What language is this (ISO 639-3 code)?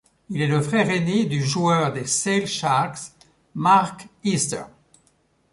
fra